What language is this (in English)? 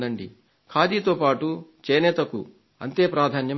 Telugu